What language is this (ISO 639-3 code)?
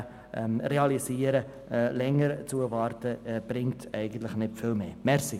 gsw